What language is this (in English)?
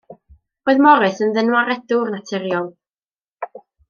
Welsh